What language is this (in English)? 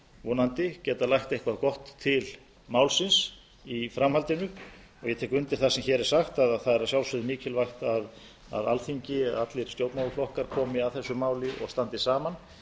Icelandic